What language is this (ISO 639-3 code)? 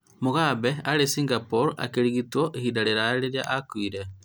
kik